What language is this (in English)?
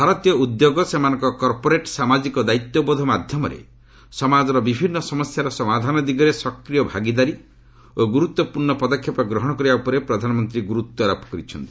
Odia